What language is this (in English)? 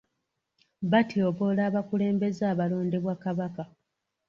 Ganda